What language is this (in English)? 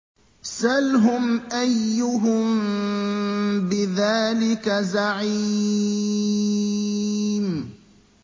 Arabic